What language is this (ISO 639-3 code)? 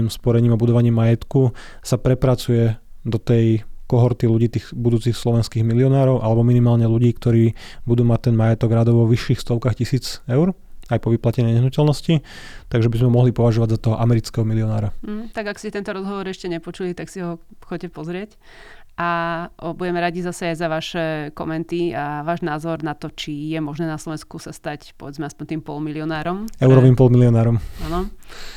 slk